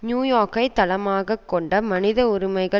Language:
Tamil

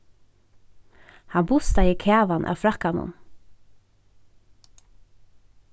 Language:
Faroese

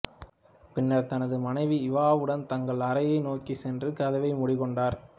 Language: Tamil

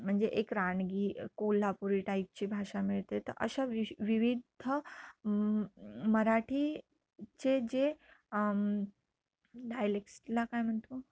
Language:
Marathi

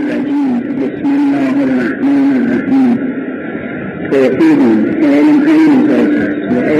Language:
Persian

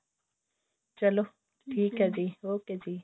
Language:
Punjabi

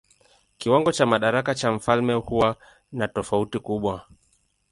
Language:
Swahili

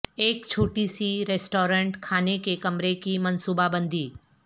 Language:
Urdu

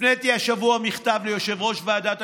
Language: Hebrew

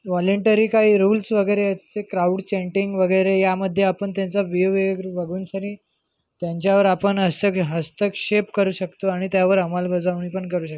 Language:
Marathi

